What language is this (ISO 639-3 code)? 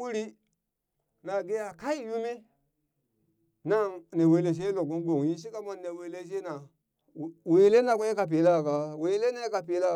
bys